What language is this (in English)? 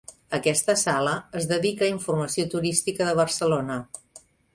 Catalan